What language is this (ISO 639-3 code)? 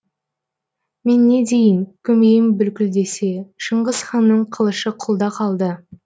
kaz